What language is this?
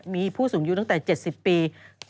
Thai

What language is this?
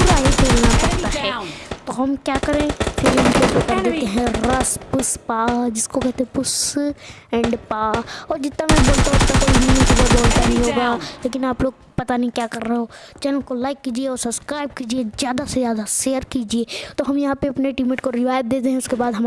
Hindi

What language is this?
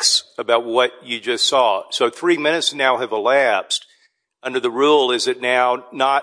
English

